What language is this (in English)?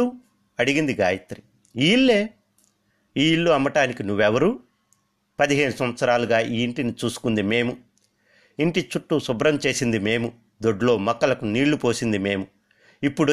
Telugu